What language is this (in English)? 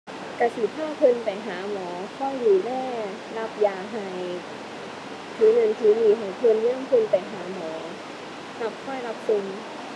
Thai